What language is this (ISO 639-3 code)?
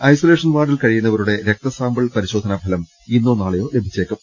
mal